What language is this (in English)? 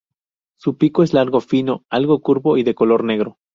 Spanish